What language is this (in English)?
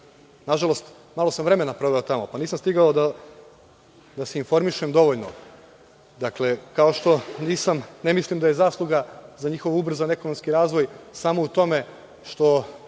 Serbian